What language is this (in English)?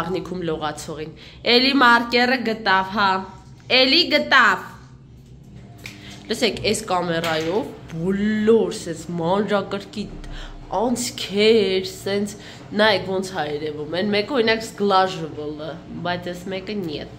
Romanian